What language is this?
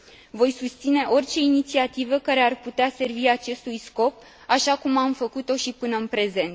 Romanian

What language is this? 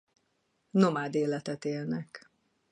Hungarian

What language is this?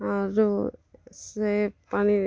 Odia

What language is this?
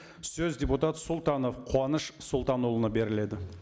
Kazakh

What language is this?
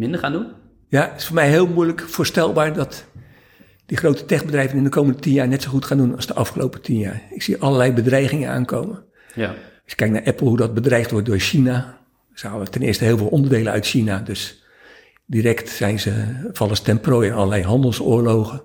Dutch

